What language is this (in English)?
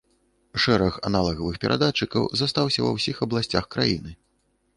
Belarusian